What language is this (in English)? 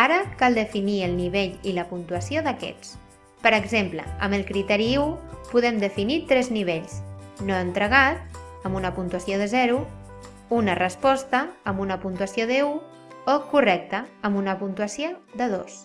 Catalan